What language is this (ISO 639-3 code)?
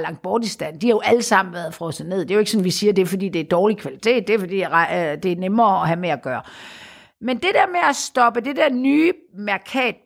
dan